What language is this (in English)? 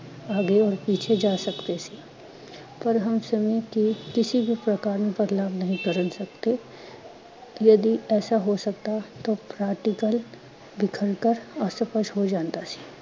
Punjabi